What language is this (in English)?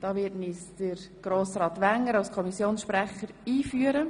Swiss German